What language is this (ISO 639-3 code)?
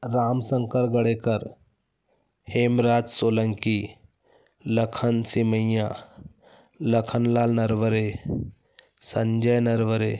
hin